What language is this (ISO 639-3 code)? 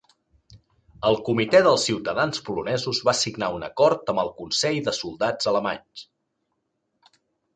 cat